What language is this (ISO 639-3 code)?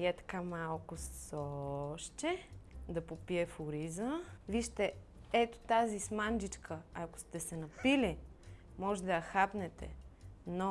bul